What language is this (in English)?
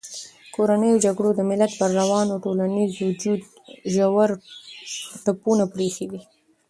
Pashto